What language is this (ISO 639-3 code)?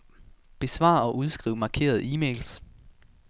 dan